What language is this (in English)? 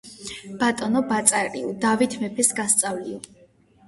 Georgian